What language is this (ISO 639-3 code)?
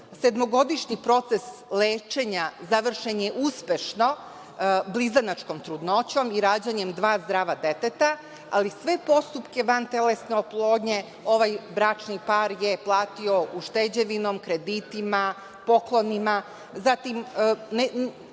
srp